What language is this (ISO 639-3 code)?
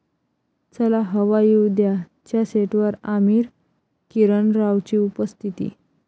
mar